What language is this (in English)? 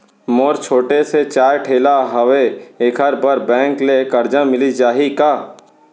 Chhattisgarhi